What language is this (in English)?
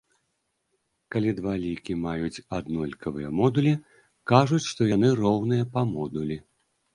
Belarusian